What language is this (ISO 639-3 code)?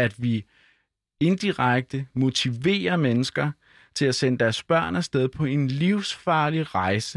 dan